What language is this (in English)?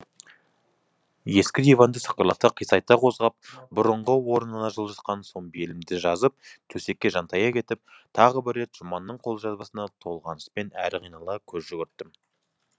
Kazakh